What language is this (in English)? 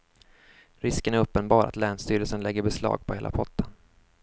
Swedish